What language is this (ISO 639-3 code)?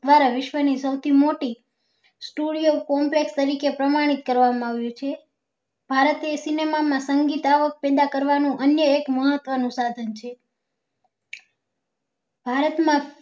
guj